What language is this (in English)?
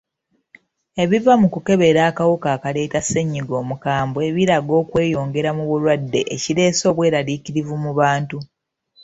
Ganda